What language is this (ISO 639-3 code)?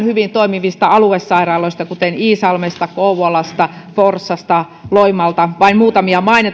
fin